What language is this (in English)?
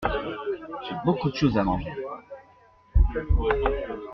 French